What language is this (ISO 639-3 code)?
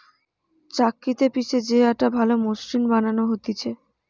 ben